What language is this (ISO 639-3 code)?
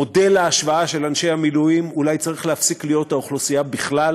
heb